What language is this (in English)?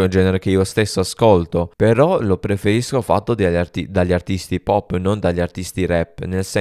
Italian